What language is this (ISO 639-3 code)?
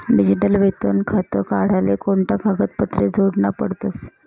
mar